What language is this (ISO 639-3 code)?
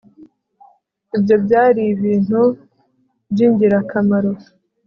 kin